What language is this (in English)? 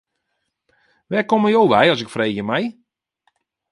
Western Frisian